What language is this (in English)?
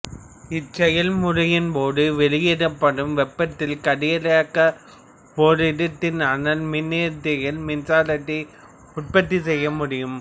Tamil